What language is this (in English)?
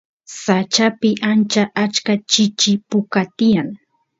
Santiago del Estero Quichua